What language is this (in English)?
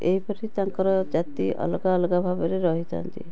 Odia